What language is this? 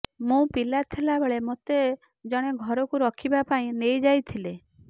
Odia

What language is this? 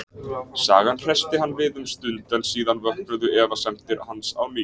Icelandic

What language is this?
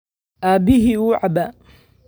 Somali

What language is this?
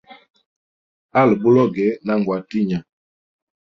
Hemba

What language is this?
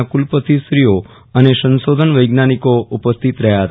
Gujarati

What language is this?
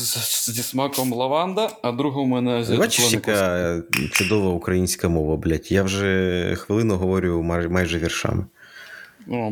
Ukrainian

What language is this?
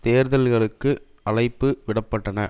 Tamil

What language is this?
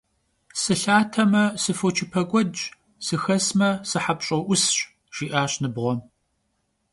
Kabardian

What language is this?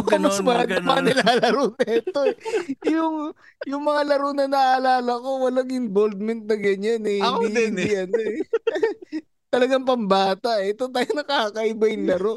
Filipino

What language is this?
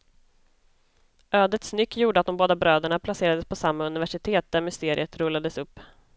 Swedish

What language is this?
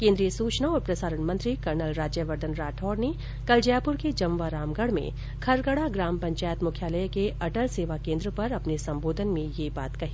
Hindi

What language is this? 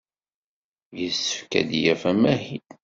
Kabyle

